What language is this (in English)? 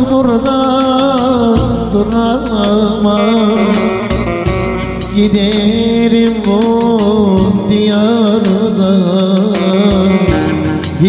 Arabic